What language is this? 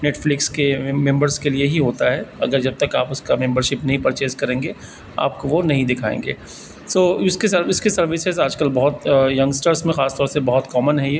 Urdu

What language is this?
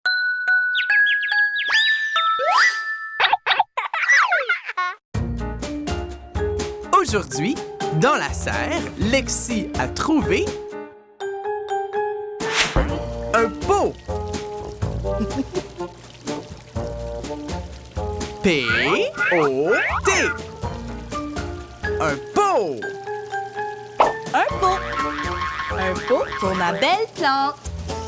French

